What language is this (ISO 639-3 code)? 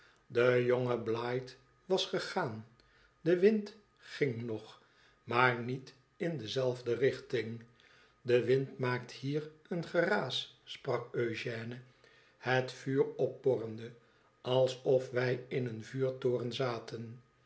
nld